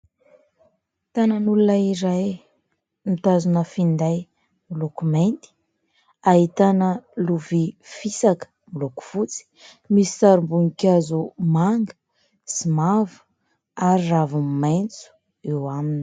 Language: Malagasy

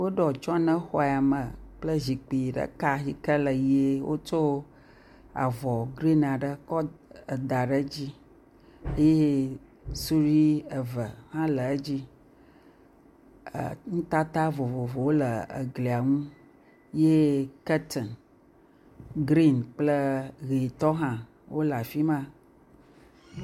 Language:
Ewe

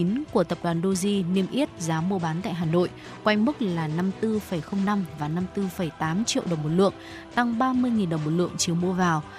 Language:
Vietnamese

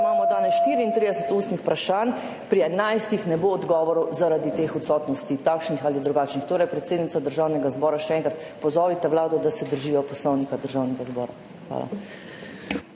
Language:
Slovenian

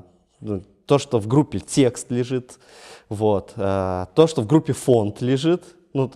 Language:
Russian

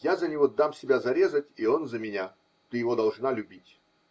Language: Russian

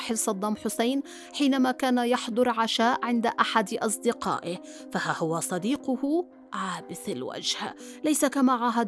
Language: Arabic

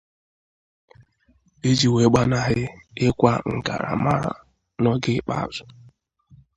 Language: Igbo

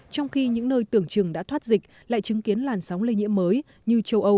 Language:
Vietnamese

